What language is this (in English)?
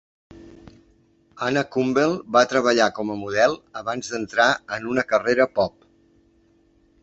Catalan